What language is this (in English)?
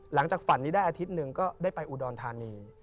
Thai